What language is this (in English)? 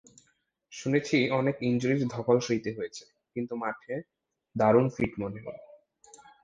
Bangla